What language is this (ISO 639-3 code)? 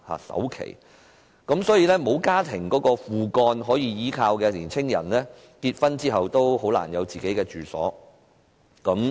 yue